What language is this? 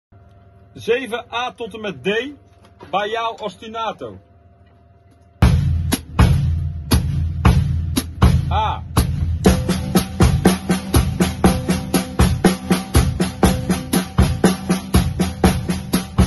Dutch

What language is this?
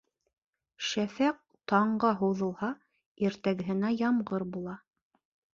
Bashkir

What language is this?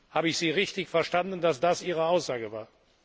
German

